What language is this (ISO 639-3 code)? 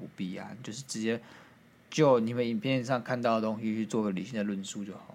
zho